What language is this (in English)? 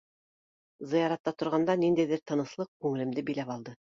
Bashkir